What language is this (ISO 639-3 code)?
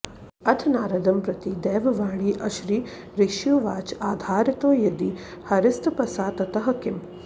san